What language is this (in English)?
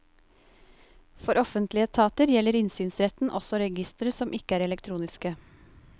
Norwegian